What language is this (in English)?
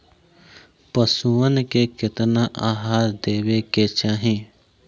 Bhojpuri